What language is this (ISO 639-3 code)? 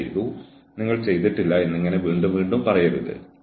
mal